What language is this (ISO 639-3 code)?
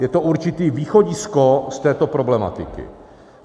ces